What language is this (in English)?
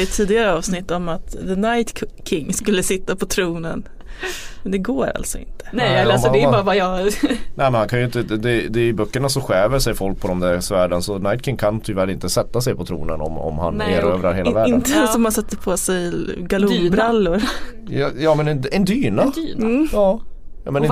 Swedish